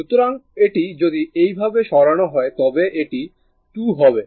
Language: Bangla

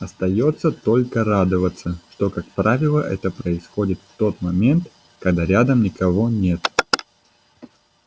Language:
Russian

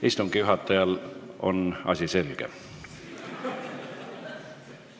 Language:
Estonian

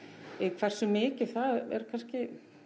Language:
Icelandic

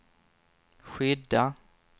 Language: Swedish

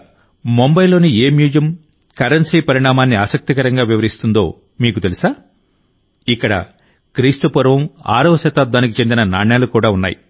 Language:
Telugu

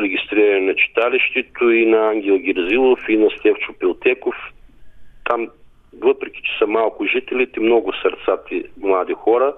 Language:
Bulgarian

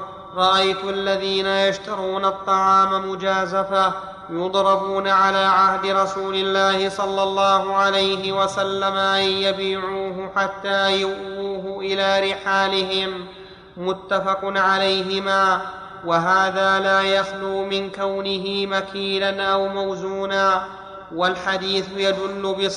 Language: Arabic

